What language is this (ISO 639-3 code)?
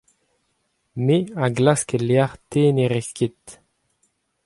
bre